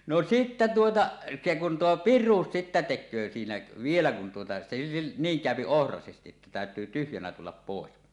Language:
Finnish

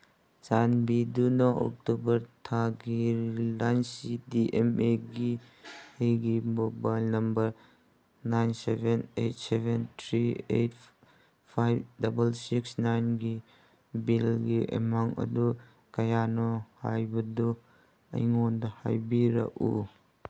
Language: Manipuri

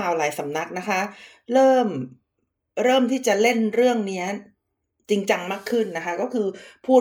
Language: Thai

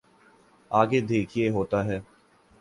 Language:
Urdu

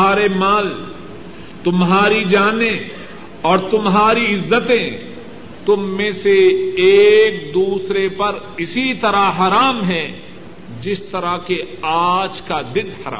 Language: Urdu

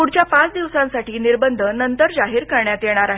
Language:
Marathi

